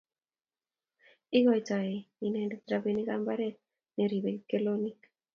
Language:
Kalenjin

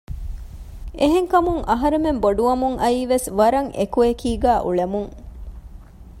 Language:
Divehi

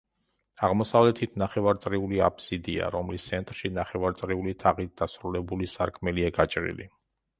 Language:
Georgian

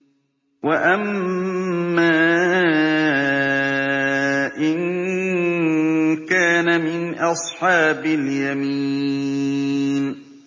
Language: Arabic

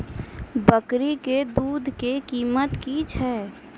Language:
Maithili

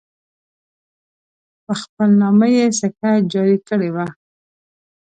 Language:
Pashto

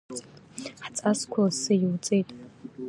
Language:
Abkhazian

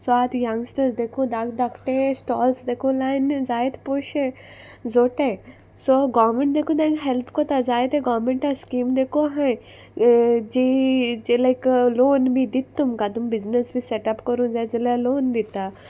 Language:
Konkani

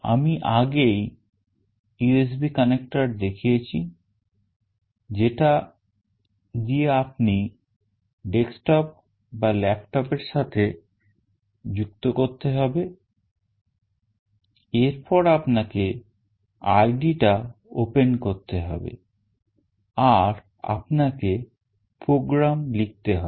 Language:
Bangla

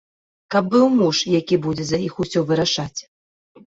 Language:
Belarusian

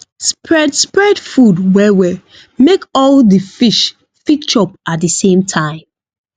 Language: Nigerian Pidgin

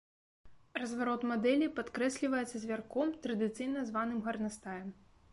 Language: Belarusian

